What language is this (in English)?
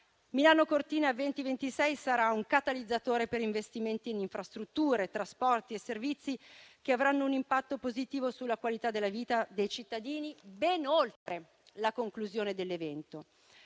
Italian